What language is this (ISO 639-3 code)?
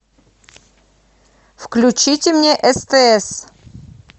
rus